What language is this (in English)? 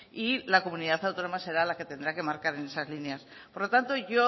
Spanish